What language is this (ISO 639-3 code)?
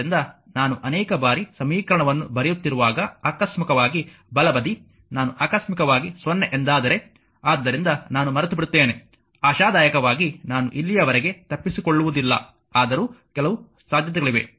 kan